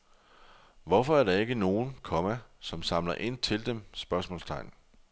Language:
Danish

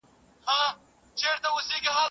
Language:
Pashto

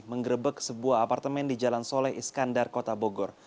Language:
Indonesian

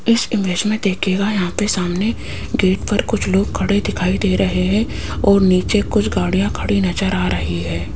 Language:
Hindi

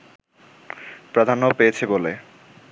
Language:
Bangla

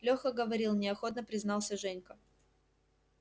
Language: Russian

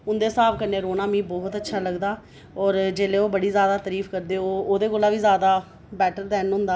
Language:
Dogri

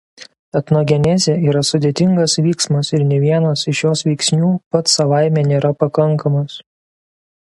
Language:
Lithuanian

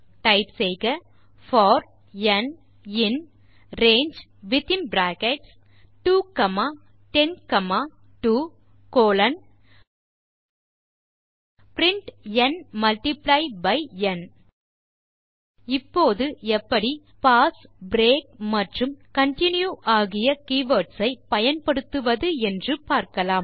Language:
Tamil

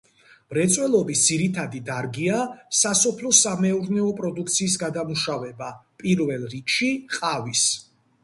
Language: Georgian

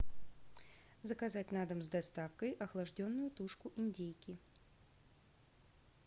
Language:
Russian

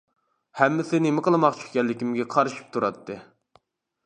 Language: Uyghur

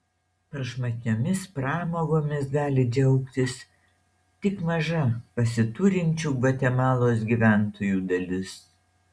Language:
Lithuanian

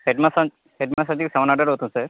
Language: Telugu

